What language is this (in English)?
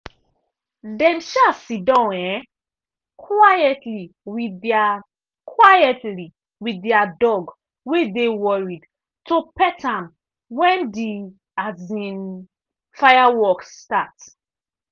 Nigerian Pidgin